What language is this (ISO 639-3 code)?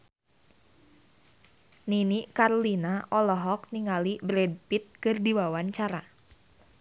sun